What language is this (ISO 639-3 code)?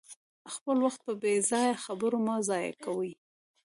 pus